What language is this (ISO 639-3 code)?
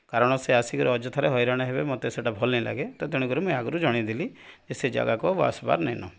ori